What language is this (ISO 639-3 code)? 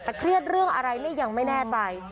tha